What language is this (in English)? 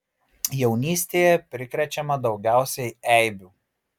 Lithuanian